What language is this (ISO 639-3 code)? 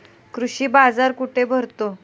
mar